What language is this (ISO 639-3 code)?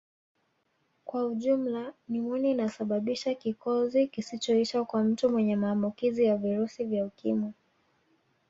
swa